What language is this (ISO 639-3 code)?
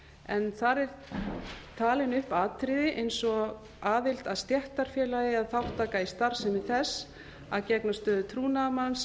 isl